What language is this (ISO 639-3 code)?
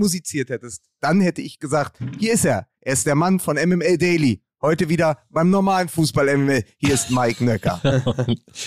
deu